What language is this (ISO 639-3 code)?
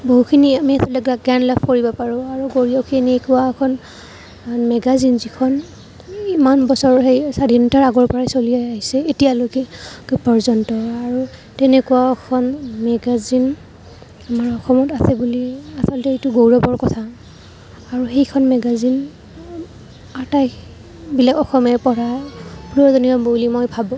asm